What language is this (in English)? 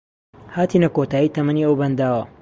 Central Kurdish